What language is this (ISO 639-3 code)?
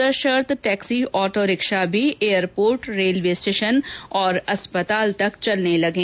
hin